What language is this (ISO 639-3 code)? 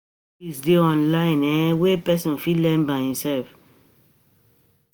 pcm